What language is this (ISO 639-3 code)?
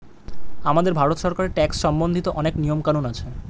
ben